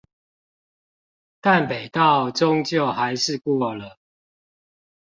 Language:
Chinese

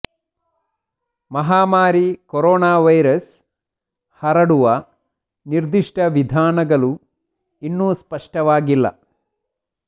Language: Kannada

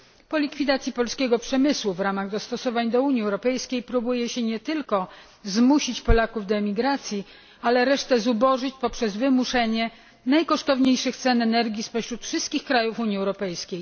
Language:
Polish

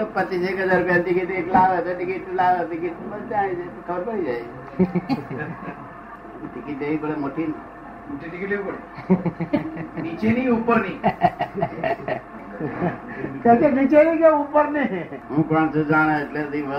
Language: Gujarati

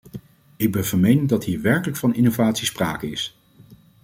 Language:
Dutch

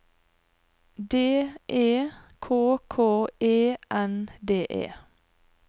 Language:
Norwegian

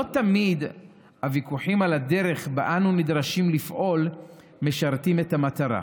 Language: Hebrew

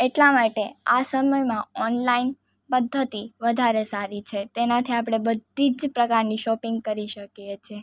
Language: Gujarati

